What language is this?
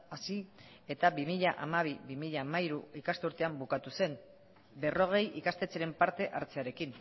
Basque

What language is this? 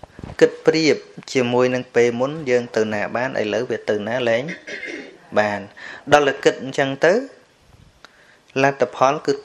Thai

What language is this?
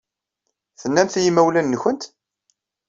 Kabyle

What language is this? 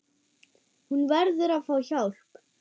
Icelandic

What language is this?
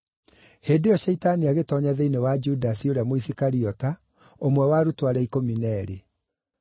Kikuyu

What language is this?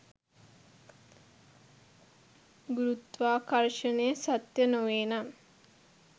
Sinhala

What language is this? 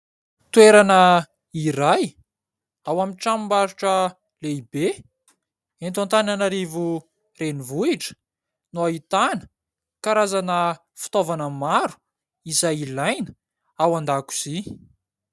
Malagasy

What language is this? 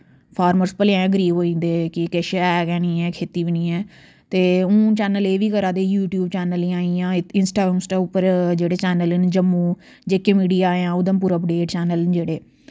Dogri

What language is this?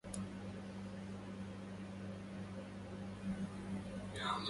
Arabic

